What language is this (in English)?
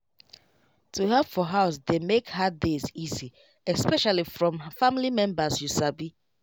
Nigerian Pidgin